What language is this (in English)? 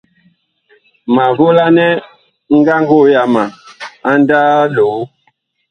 Bakoko